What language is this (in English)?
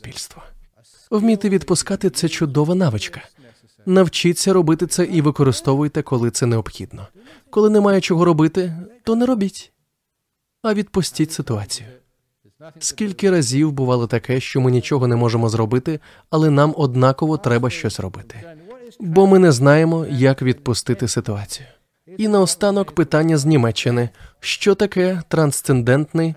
Ukrainian